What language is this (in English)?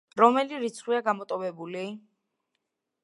Georgian